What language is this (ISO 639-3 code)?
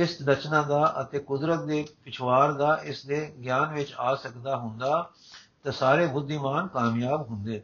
pan